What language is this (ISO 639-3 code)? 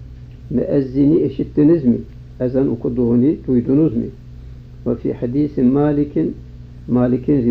tur